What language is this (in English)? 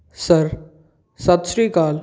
Punjabi